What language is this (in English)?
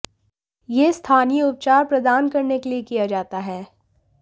Hindi